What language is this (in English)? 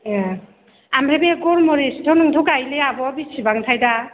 Bodo